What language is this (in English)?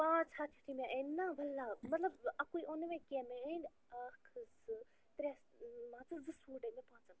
Kashmiri